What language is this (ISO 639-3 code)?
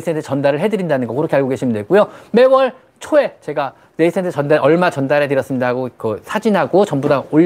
kor